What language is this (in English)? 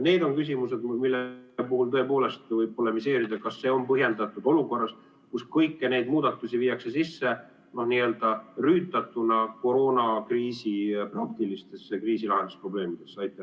Estonian